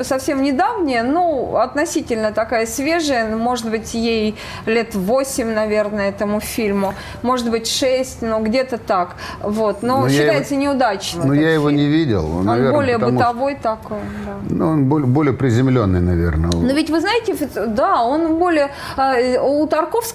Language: Russian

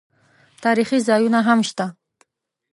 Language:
Pashto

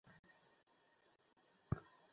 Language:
Bangla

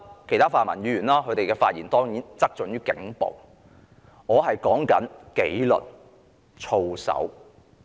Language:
Cantonese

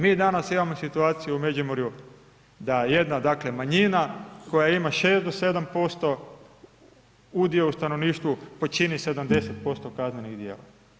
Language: Croatian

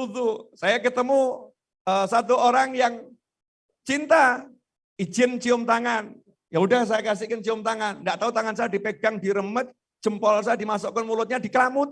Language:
Indonesian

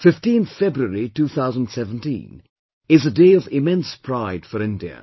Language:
English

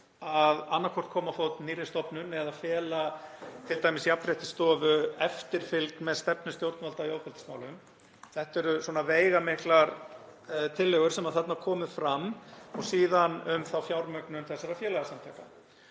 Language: Icelandic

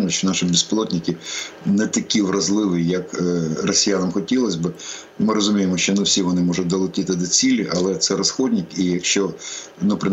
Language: Ukrainian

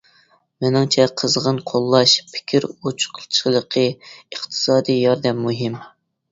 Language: Uyghur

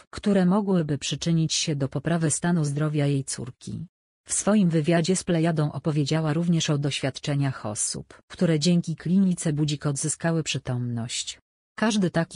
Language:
Polish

